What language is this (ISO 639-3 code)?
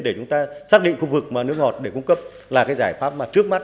vie